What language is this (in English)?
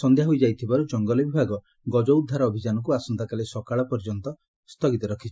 Odia